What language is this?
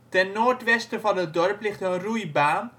Dutch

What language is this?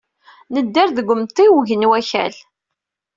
Kabyle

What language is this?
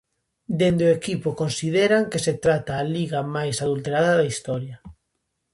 Galician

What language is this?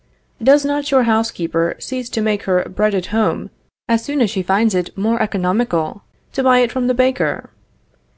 English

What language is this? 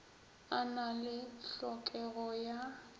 Northern Sotho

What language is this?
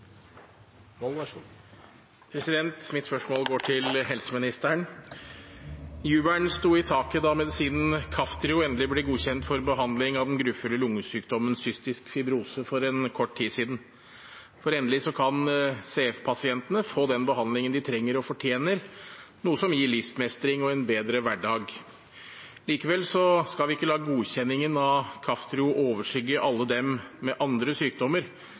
Norwegian Bokmål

